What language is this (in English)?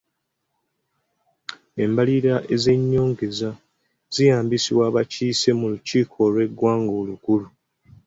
Ganda